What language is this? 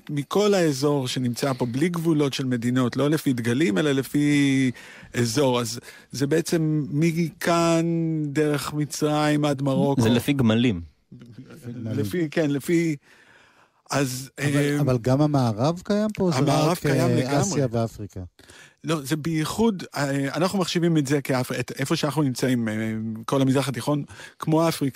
Hebrew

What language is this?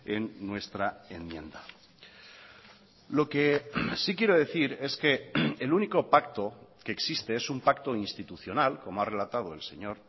Spanish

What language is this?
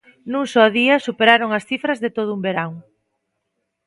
Galician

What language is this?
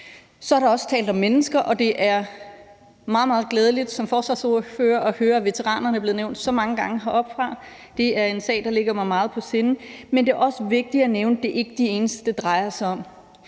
Danish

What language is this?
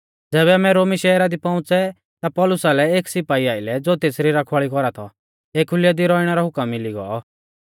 Mahasu Pahari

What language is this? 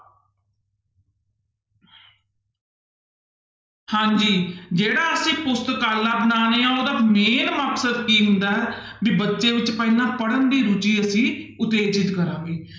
Punjabi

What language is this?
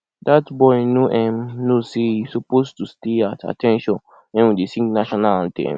Nigerian Pidgin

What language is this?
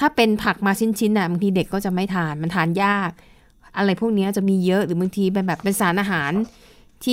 Thai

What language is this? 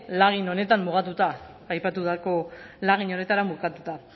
Basque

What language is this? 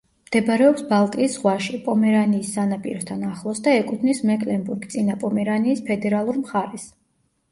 Georgian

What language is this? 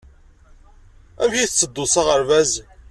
Kabyle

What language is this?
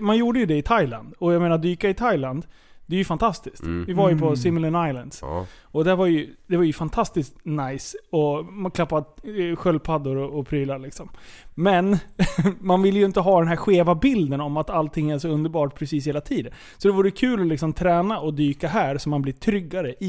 Swedish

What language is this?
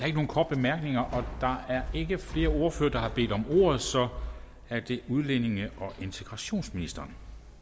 Danish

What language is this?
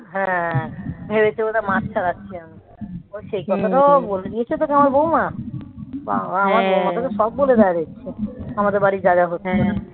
Bangla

